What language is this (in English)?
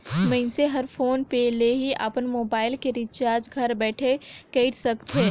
Chhattisgarhi